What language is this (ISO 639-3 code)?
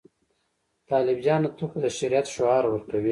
pus